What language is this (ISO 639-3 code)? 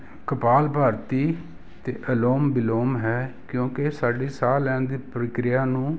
pan